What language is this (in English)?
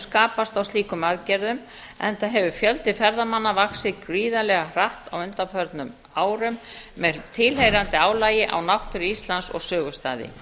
Icelandic